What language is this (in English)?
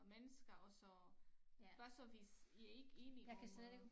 Danish